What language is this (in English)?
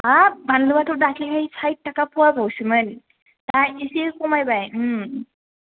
Bodo